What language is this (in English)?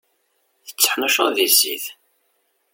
Kabyle